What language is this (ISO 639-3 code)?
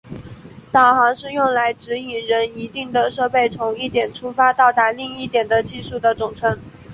zho